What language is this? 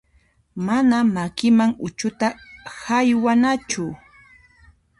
Puno Quechua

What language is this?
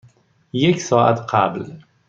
Persian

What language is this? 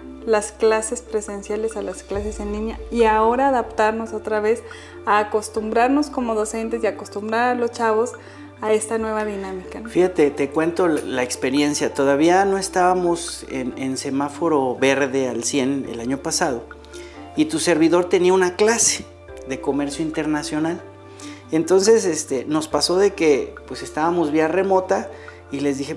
Spanish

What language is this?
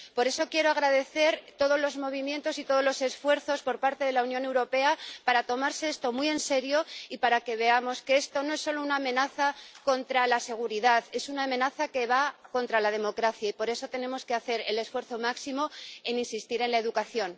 Spanish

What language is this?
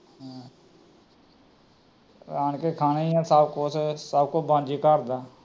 Punjabi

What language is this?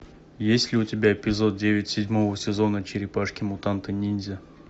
Russian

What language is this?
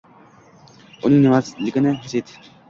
Uzbek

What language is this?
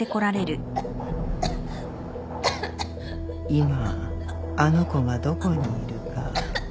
Japanese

